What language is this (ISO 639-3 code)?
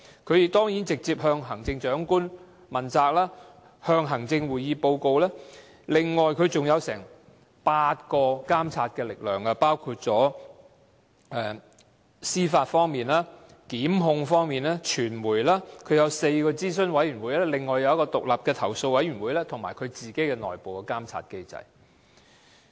yue